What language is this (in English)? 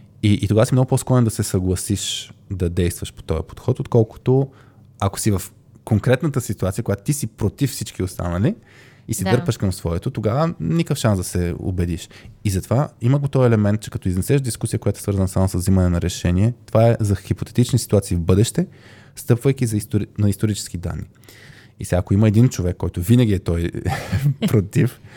Bulgarian